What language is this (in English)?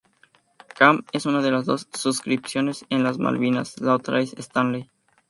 Spanish